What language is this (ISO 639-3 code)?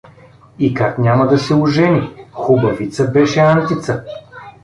bul